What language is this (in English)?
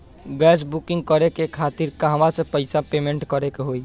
Bhojpuri